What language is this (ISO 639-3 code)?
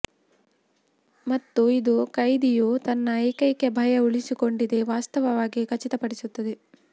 kan